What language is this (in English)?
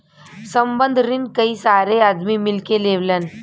Bhojpuri